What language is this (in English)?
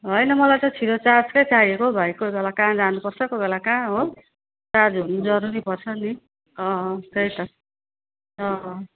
Nepali